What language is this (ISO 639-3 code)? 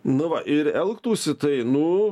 lit